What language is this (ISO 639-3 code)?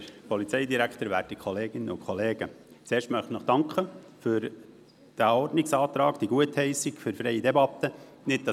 gsw